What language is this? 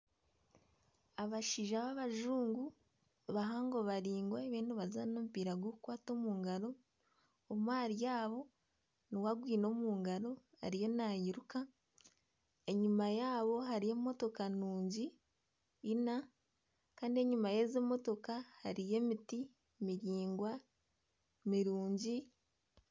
Nyankole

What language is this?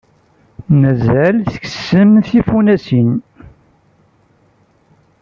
Kabyle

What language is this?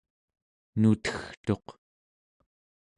Central Yupik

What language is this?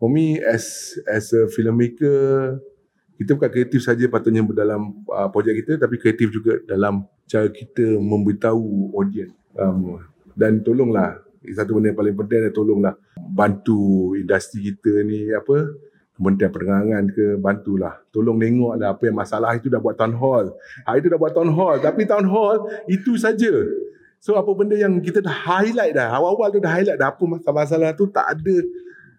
Malay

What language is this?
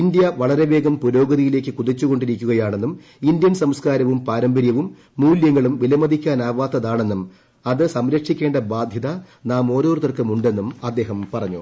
Malayalam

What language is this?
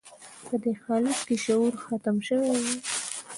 Pashto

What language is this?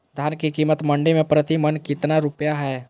Magahi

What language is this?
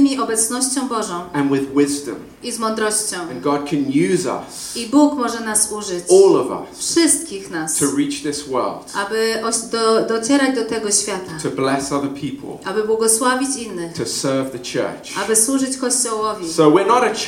Polish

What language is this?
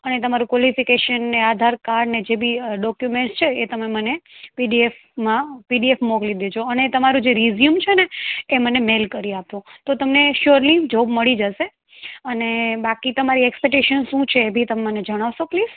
Gujarati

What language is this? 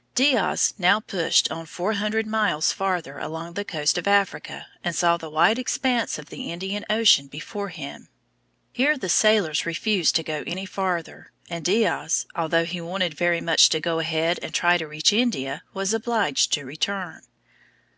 English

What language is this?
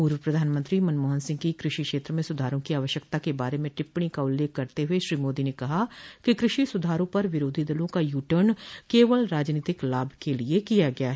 Hindi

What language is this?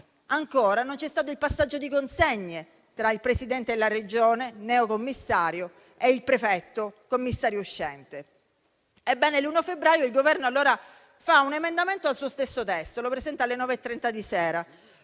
Italian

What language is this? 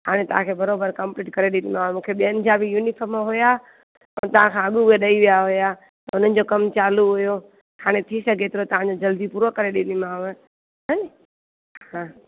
Sindhi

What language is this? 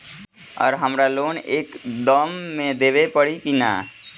Bhojpuri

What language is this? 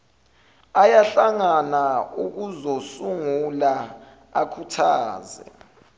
Zulu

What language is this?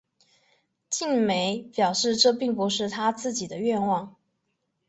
Chinese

